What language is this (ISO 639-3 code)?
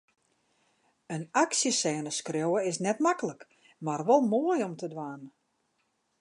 fry